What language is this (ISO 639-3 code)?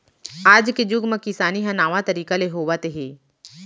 hne